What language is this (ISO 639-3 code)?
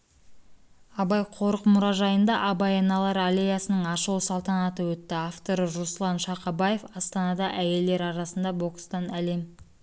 kaz